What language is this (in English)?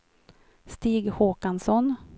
Swedish